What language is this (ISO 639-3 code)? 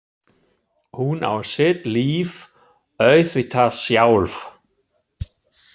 isl